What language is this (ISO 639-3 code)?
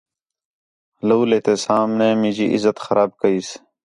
xhe